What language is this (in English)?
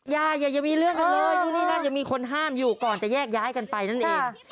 Thai